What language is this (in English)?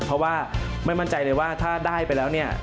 Thai